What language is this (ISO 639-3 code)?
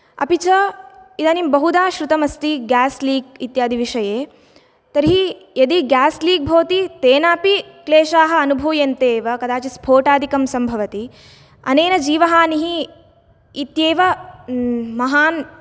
san